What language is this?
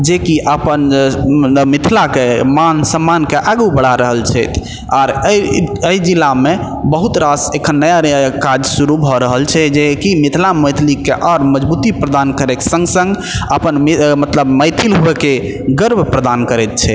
Maithili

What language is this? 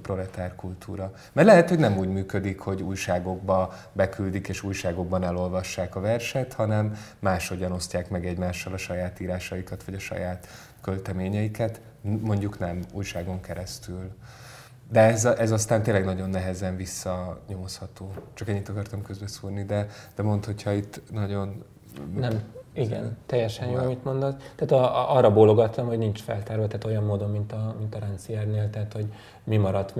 Hungarian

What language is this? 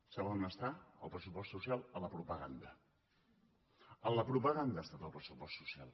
Catalan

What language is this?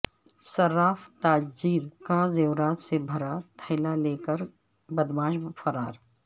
Urdu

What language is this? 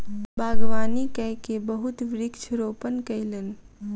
Maithili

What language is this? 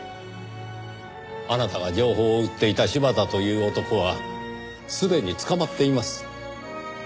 Japanese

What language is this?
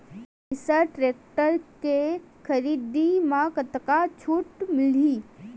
Chhattisgarhi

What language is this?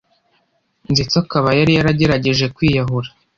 Kinyarwanda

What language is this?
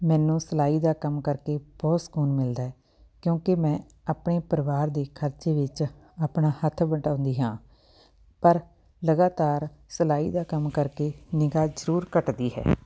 Punjabi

